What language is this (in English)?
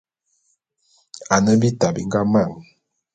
Bulu